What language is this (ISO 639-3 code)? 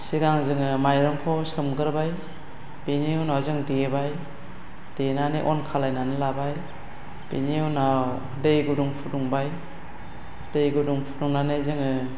brx